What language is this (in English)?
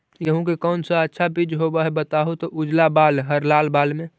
Magahi